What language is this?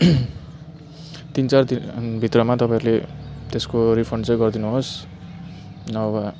Nepali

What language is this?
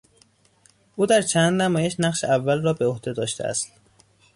Persian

